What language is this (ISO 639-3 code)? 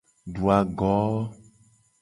gej